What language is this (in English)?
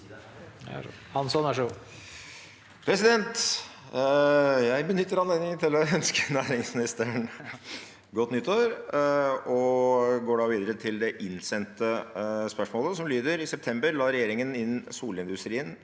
Norwegian